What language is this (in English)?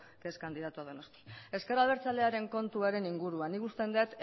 Basque